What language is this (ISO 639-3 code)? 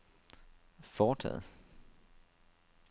dan